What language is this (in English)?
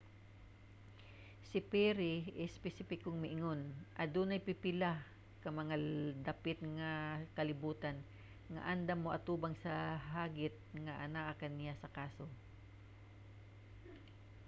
Cebuano